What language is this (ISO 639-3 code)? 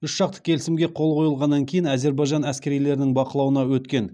kaz